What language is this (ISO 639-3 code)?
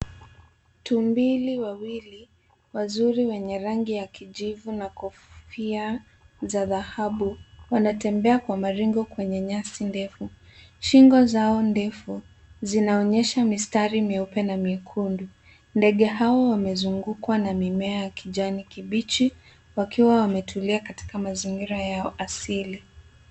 swa